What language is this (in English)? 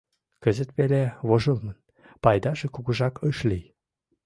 Mari